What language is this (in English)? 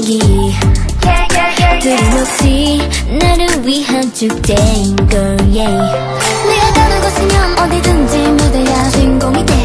Vietnamese